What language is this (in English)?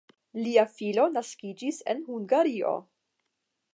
Esperanto